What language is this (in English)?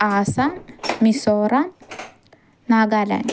Malayalam